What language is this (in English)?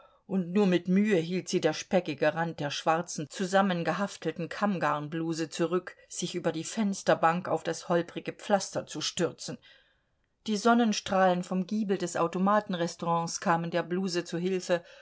German